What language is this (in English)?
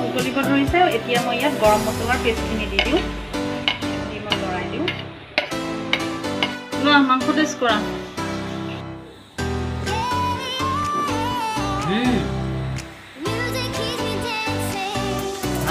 Indonesian